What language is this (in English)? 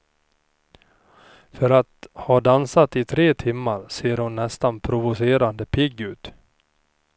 Swedish